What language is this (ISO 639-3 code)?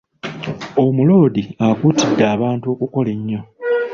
lug